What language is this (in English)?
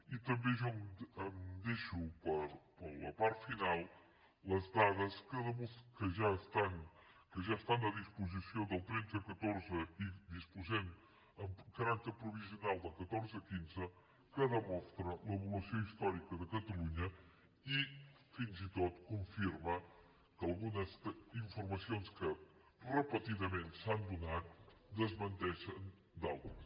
Catalan